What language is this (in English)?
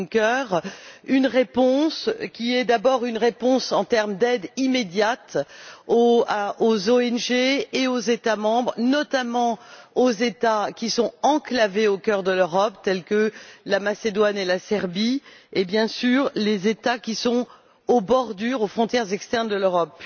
French